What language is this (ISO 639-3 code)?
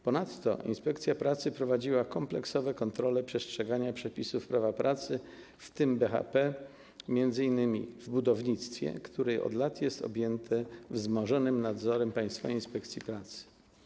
pol